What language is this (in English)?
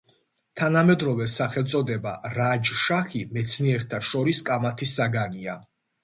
Georgian